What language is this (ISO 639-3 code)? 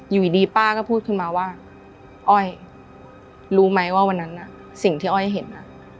tha